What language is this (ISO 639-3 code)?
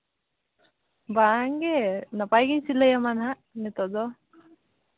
sat